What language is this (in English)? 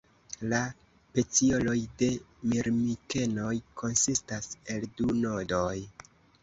Esperanto